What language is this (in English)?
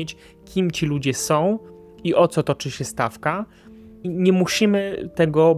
Polish